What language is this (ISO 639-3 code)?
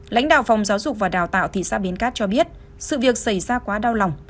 vie